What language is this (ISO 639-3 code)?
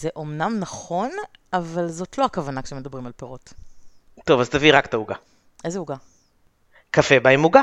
heb